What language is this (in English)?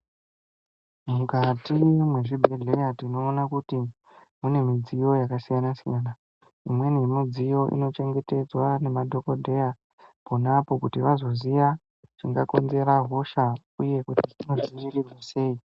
Ndau